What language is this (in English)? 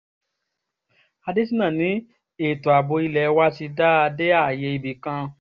Yoruba